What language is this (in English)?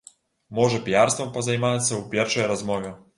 Belarusian